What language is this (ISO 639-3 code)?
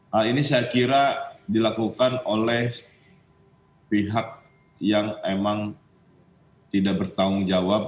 ind